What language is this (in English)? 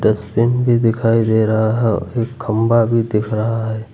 Hindi